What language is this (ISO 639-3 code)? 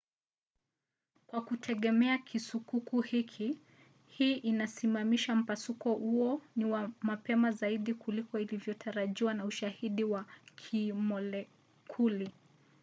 swa